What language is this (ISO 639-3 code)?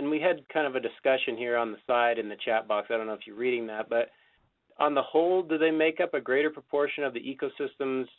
eng